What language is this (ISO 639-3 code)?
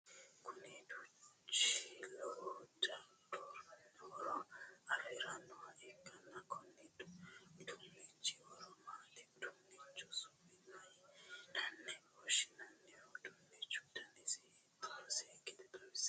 sid